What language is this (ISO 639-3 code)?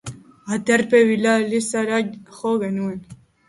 eus